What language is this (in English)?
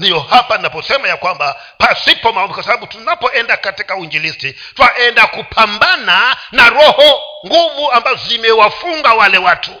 Swahili